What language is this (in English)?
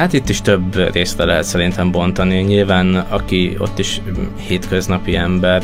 Hungarian